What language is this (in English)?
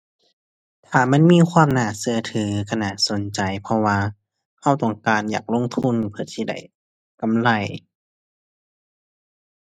Thai